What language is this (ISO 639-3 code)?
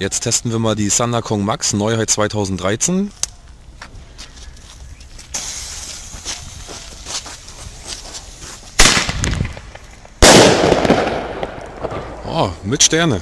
deu